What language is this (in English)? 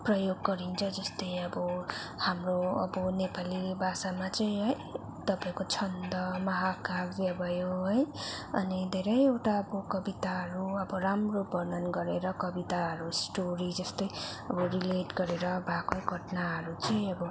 Nepali